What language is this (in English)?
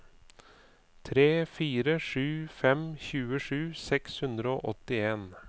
Norwegian